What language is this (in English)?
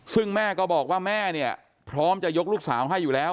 Thai